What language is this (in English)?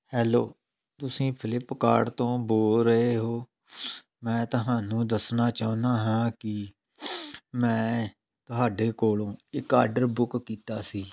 Punjabi